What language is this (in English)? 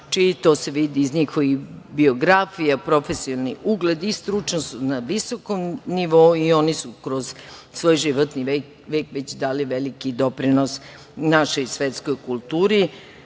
Serbian